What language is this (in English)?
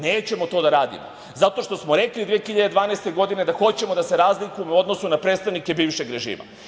Serbian